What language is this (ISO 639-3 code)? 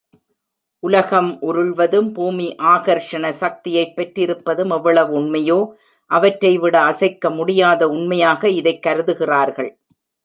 tam